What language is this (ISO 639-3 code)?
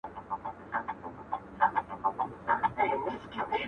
pus